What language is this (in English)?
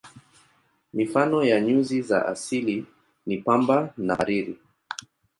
Swahili